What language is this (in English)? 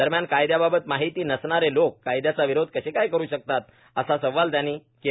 Marathi